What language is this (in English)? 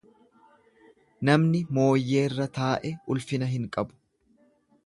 Oromo